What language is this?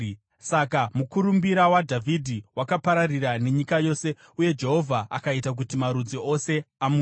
Shona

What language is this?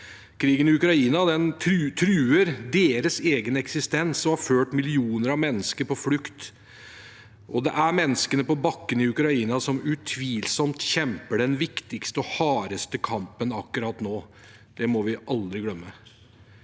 Norwegian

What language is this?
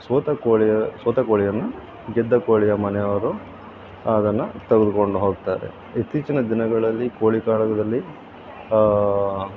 Kannada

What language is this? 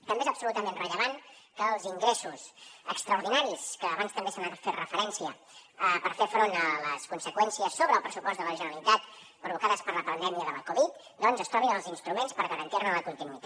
Catalan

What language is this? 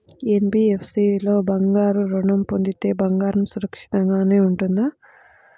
Telugu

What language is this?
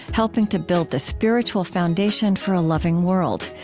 English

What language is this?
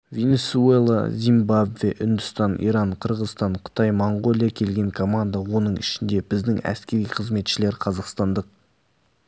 Kazakh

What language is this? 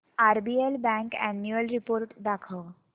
Marathi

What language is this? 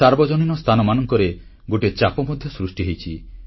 Odia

